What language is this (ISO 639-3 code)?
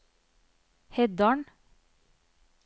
nor